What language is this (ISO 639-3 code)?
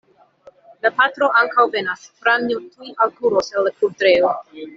epo